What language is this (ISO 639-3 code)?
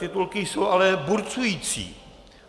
ces